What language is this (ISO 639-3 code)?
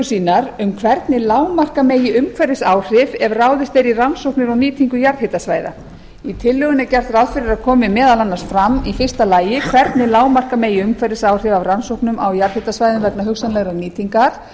isl